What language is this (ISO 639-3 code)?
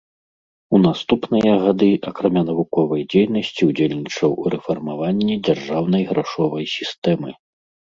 bel